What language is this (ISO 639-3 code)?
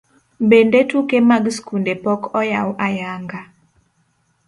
luo